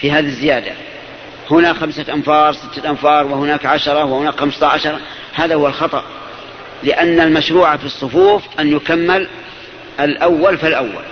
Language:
Arabic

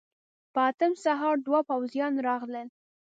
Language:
Pashto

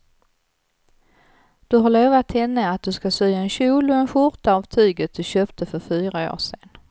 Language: Swedish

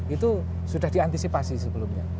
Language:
Indonesian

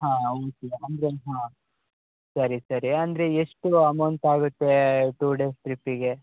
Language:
Kannada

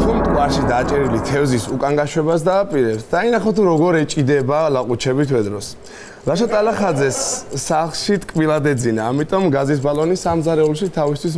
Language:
Turkish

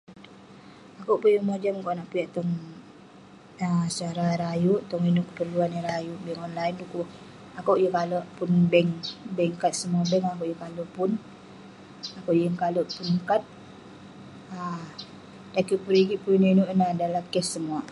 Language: Western Penan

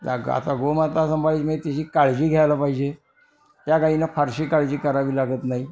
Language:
Marathi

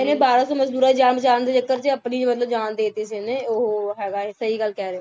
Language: Punjabi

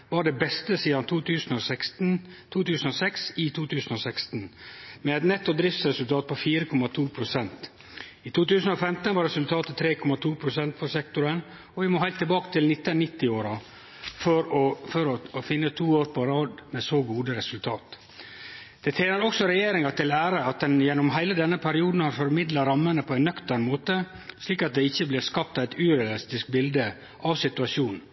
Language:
Norwegian Nynorsk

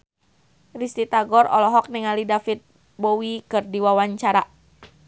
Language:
Sundanese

